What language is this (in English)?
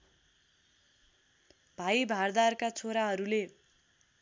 Nepali